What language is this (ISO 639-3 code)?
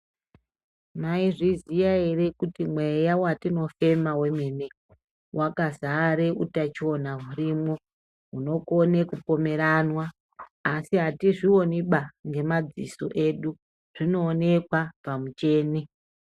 ndc